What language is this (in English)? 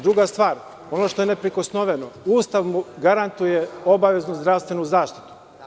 Serbian